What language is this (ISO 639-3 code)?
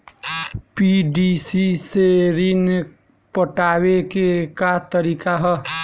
bho